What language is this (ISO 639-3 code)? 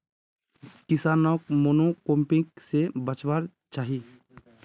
mag